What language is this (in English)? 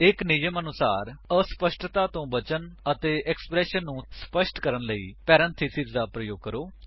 Punjabi